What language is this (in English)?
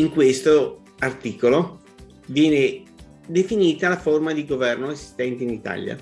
Italian